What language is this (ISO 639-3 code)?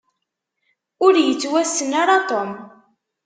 kab